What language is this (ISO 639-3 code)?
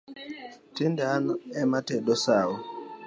luo